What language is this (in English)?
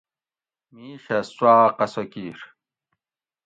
Gawri